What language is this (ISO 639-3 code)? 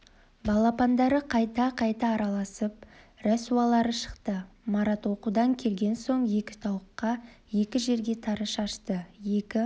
kaz